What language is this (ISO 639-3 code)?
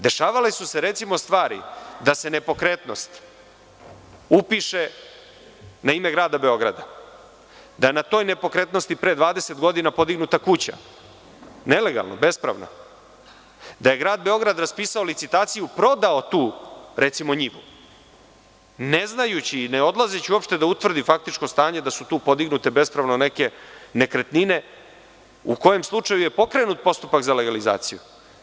srp